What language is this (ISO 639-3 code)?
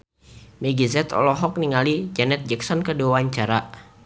sun